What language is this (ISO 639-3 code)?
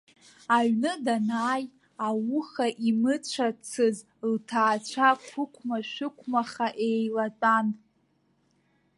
abk